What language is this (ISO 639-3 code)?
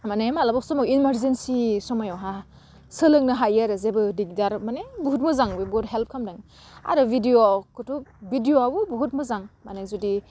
brx